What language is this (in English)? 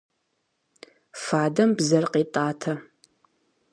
Kabardian